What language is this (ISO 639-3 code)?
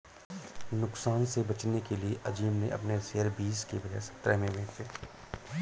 hin